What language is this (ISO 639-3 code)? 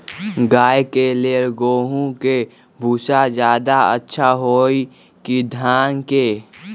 mag